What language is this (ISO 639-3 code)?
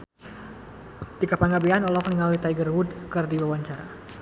sun